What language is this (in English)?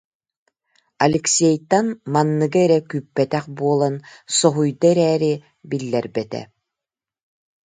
Yakut